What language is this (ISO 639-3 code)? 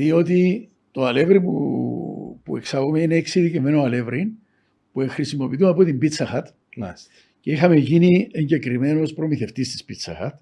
ell